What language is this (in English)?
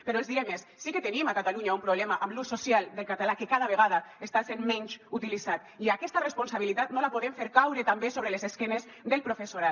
Catalan